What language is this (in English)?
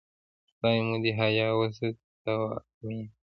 Pashto